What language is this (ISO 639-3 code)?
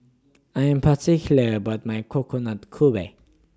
eng